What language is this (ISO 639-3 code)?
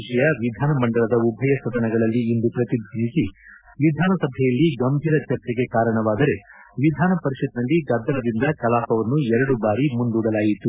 kan